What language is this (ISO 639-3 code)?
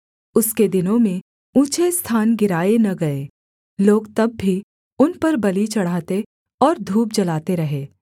hin